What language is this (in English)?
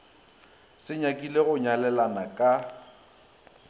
Northern Sotho